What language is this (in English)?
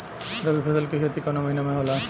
Bhojpuri